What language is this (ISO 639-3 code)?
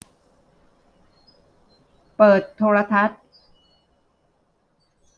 tha